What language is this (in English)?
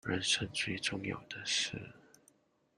Chinese